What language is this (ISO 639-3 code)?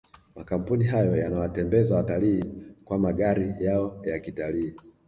swa